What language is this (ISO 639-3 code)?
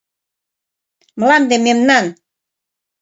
chm